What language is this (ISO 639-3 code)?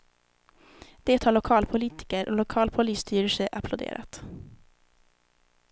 swe